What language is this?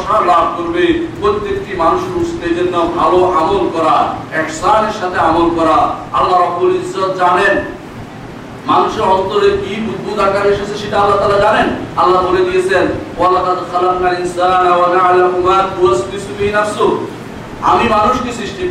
Bangla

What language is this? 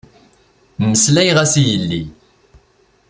Kabyle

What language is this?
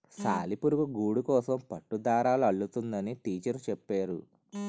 Telugu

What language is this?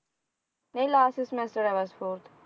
Punjabi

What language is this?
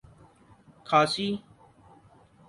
Urdu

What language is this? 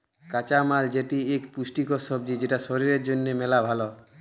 Bangla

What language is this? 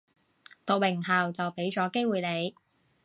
Cantonese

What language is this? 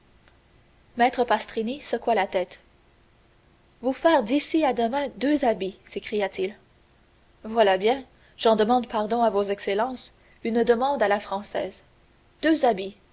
French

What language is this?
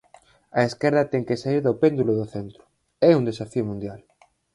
Galician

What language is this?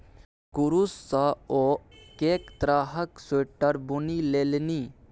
Maithili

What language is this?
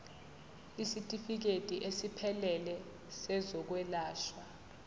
Zulu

